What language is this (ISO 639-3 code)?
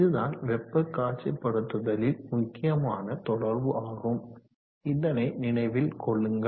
tam